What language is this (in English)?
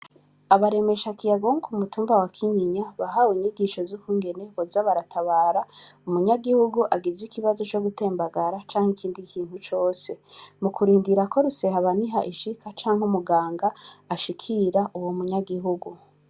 Rundi